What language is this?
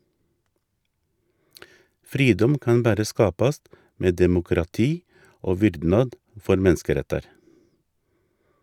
Norwegian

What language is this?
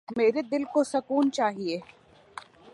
Urdu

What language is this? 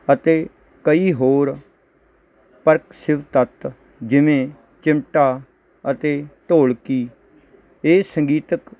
Punjabi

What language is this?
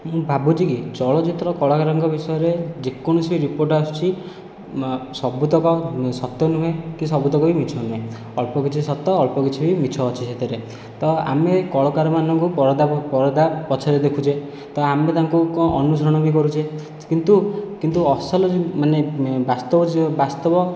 Odia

